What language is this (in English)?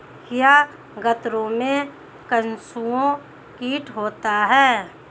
Hindi